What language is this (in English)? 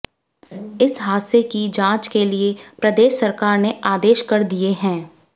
Hindi